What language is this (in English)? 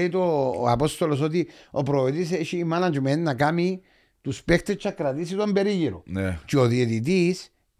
Greek